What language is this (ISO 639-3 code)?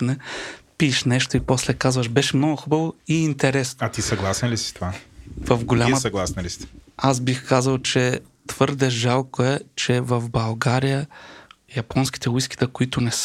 bul